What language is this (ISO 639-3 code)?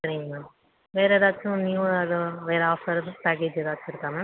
tam